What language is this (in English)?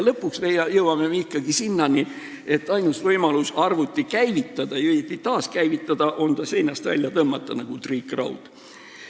Estonian